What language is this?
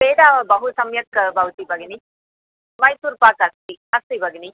Sanskrit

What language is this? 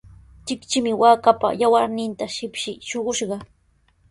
Sihuas Ancash Quechua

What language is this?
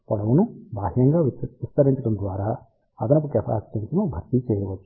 Telugu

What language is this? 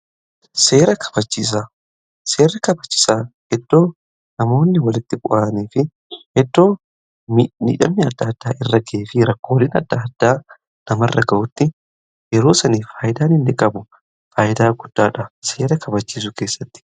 Oromo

